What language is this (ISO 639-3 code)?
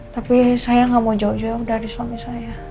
ind